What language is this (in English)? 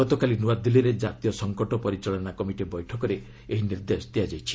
Odia